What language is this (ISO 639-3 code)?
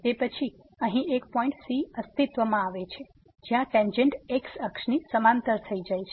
guj